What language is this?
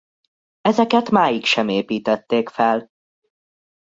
Hungarian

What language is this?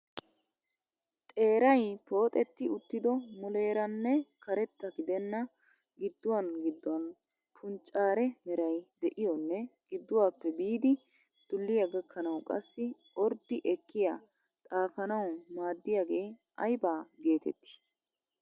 Wolaytta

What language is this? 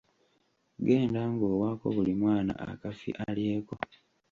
Ganda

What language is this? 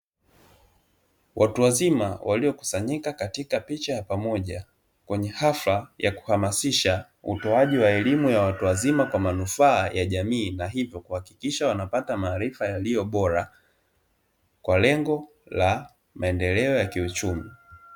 Swahili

